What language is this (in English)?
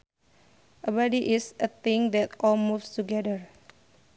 Sundanese